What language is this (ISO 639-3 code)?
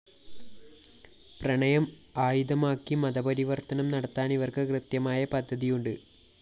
mal